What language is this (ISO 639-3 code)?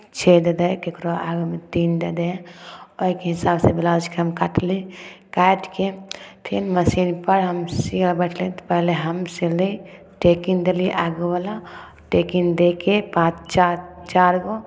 mai